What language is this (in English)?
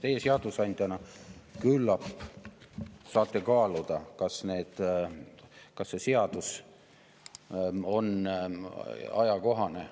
Estonian